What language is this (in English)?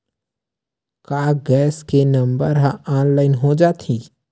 Chhattisgarhi